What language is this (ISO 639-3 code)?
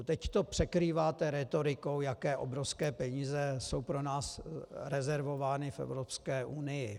ces